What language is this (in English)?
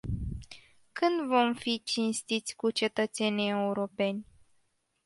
Romanian